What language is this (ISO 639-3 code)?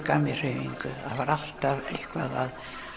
isl